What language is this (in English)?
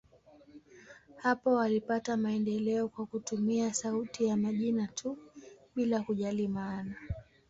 Swahili